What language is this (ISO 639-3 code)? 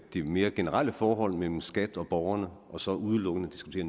dan